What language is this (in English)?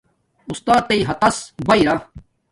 Domaaki